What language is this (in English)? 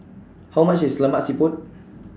English